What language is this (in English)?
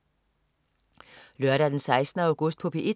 Danish